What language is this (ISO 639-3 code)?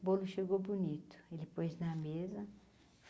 por